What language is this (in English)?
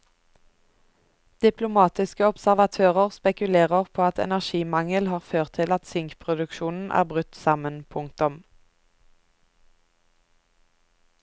Norwegian